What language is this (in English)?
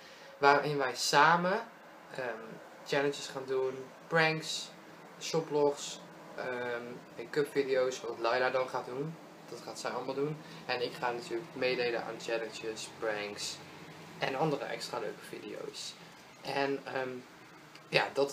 Dutch